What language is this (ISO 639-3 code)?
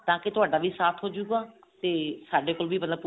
pan